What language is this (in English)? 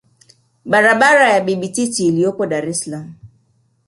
Swahili